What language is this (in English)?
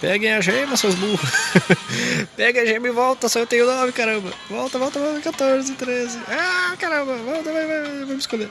Portuguese